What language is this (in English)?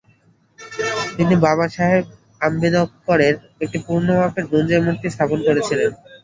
Bangla